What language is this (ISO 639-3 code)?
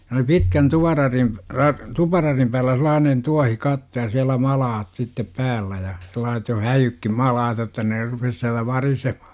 fin